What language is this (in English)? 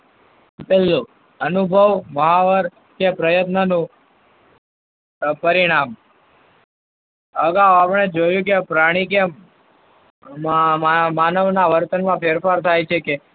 Gujarati